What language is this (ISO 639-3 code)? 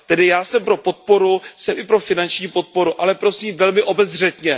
ces